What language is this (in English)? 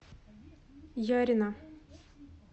Russian